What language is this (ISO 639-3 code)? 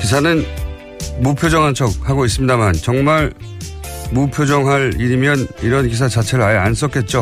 kor